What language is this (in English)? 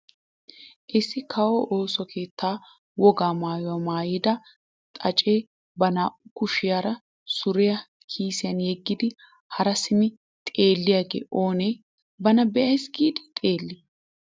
Wolaytta